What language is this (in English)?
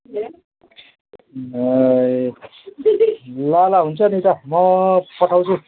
Nepali